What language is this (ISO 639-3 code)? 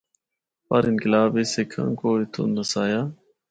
hno